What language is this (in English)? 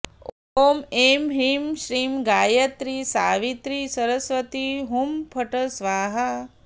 Sanskrit